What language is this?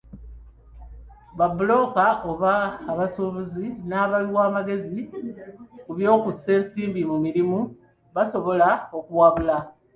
Ganda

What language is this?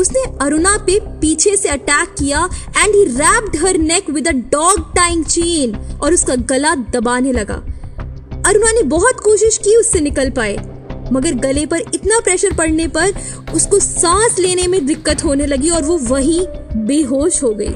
Hindi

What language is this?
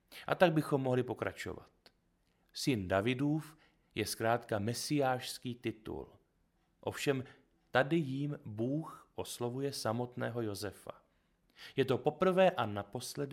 Czech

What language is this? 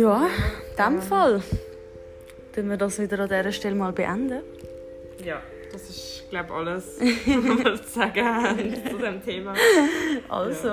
German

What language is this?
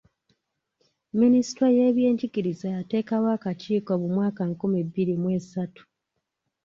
Ganda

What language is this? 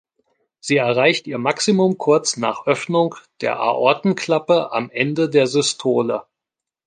German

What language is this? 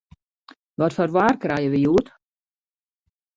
Western Frisian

